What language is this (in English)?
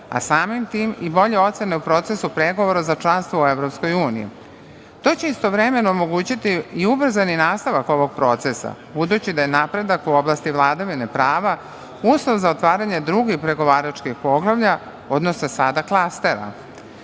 Serbian